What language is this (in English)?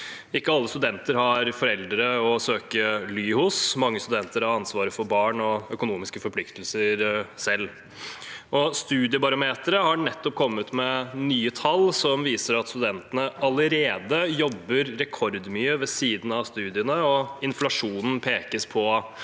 Norwegian